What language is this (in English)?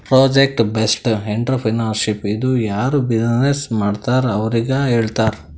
Kannada